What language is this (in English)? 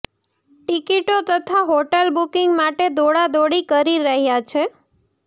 Gujarati